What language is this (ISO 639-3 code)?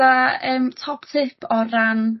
cym